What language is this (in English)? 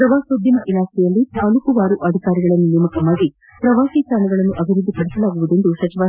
Kannada